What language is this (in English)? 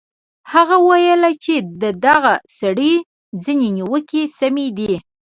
Pashto